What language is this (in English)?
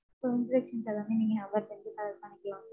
Tamil